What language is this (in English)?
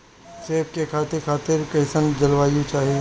Bhojpuri